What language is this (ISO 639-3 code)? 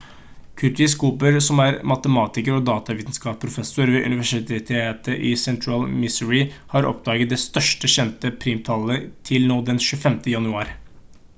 nob